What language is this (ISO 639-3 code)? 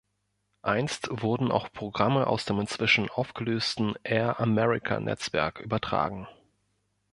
deu